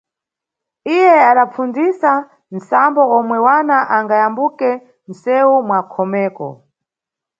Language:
Nyungwe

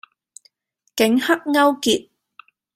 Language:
Cantonese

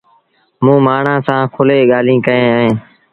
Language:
Sindhi Bhil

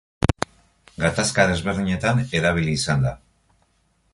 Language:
Basque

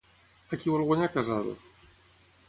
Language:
Catalan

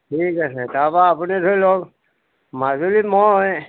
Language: Assamese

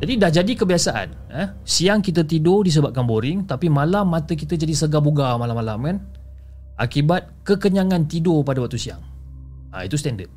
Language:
Malay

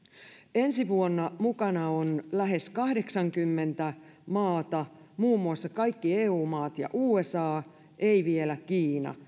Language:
Finnish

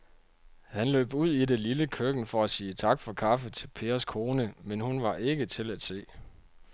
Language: Danish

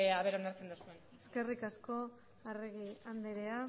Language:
Basque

